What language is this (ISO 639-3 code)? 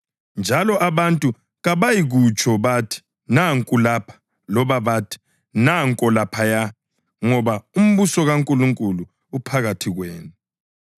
nde